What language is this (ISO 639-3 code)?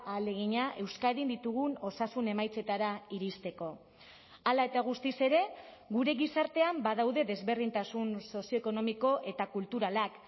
eus